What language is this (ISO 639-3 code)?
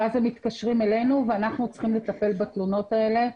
heb